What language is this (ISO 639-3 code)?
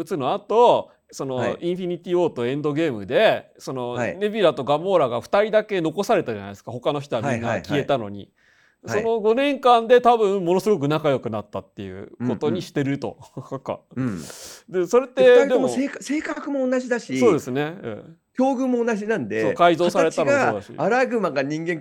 jpn